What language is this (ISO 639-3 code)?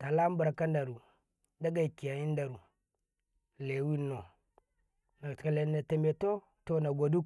kai